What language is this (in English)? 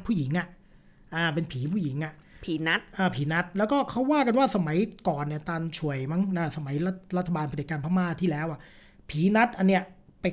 Thai